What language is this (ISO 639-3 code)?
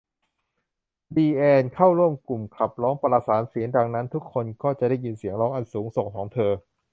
tha